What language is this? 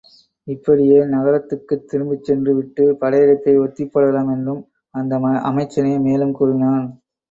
Tamil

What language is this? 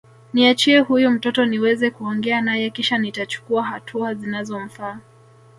Swahili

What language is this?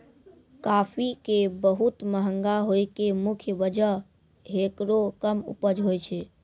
Maithili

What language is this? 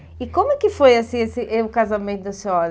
Portuguese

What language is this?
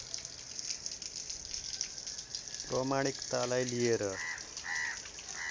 Nepali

